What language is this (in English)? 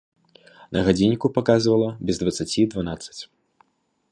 Belarusian